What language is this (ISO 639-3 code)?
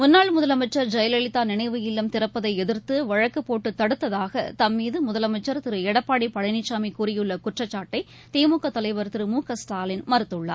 tam